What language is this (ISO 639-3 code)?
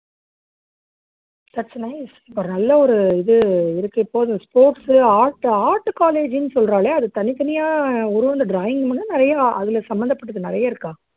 tam